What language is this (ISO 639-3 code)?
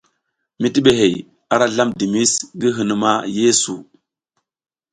giz